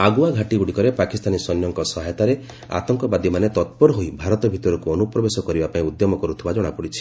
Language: Odia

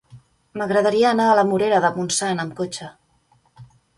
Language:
Catalan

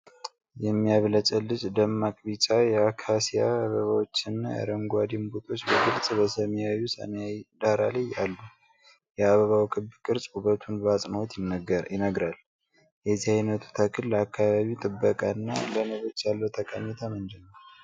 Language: Amharic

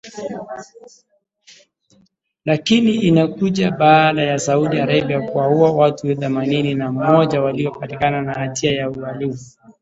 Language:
Swahili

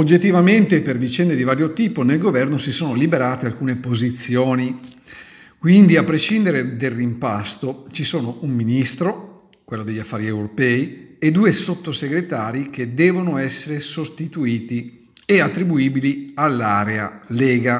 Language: Italian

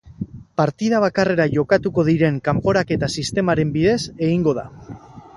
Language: Basque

